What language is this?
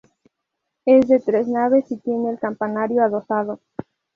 Spanish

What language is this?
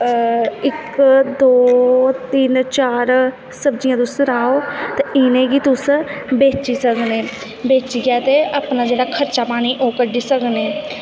Dogri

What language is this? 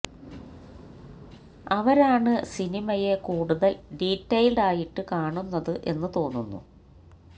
Malayalam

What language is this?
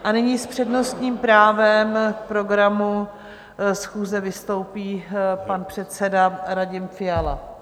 Czech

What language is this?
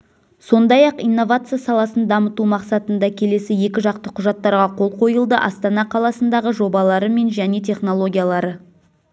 Kazakh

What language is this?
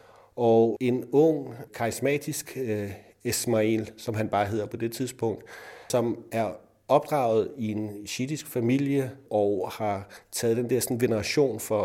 Danish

